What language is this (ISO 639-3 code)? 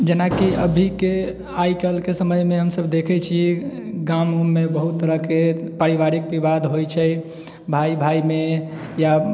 mai